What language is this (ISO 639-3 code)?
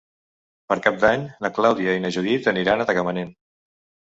cat